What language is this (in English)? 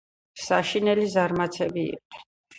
Georgian